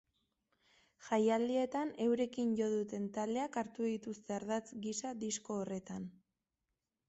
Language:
Basque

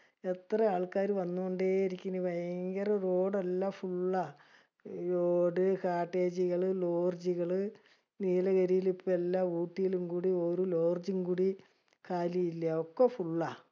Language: Malayalam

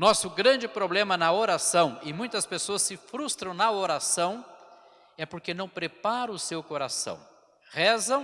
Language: Portuguese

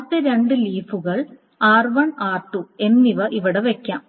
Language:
Malayalam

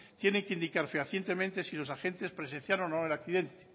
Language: Spanish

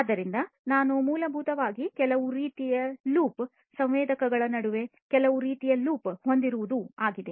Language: Kannada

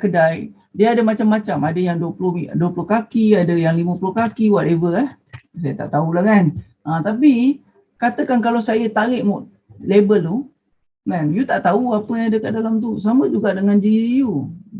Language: Malay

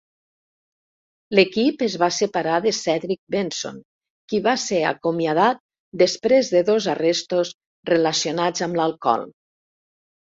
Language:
Catalan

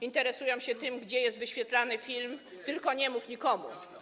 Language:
Polish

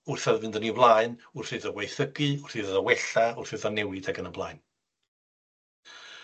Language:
Welsh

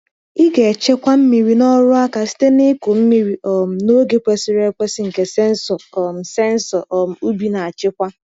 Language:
Igbo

